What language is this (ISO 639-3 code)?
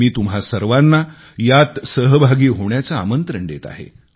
mar